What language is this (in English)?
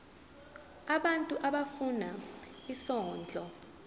Zulu